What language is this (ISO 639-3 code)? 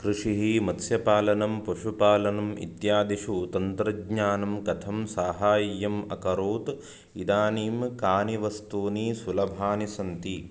san